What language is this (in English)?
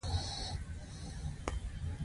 Pashto